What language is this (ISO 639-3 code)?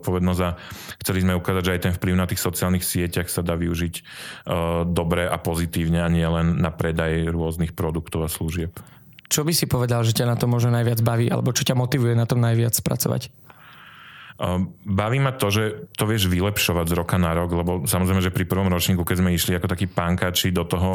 slk